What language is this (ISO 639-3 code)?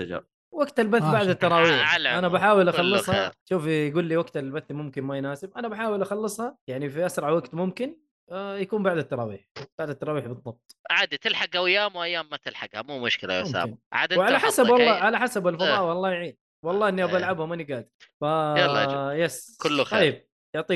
ara